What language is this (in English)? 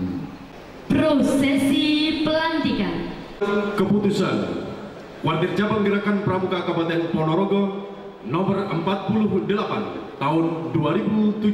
Indonesian